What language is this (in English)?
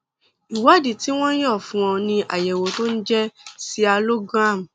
Yoruba